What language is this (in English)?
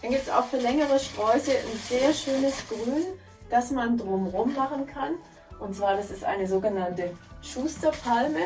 German